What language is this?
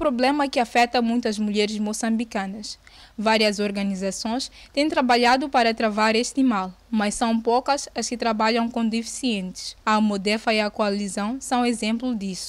Portuguese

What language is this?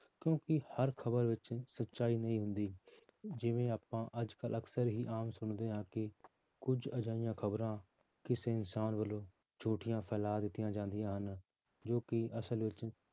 Punjabi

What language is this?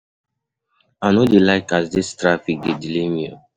Nigerian Pidgin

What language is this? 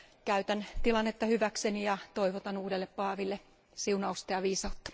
Finnish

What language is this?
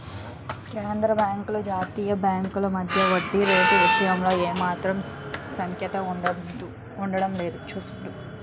Telugu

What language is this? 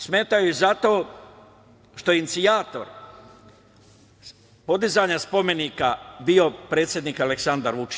Serbian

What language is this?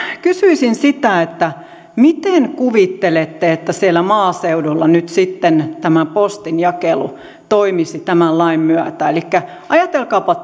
Finnish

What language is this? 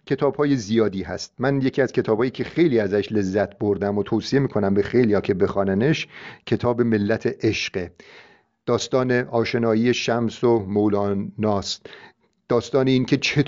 Persian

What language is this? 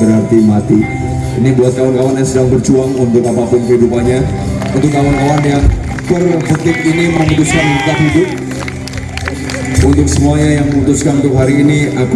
Indonesian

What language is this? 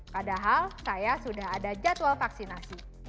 Indonesian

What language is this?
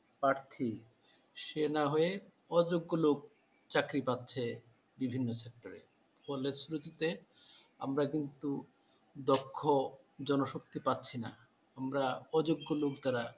Bangla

